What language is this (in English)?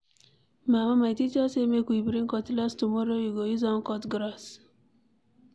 Nigerian Pidgin